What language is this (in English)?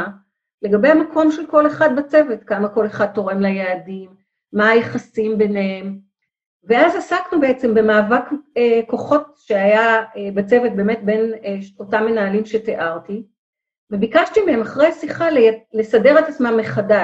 Hebrew